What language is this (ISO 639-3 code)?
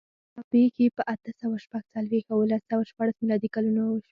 pus